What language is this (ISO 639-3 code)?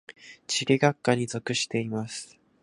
jpn